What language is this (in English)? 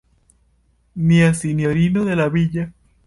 Esperanto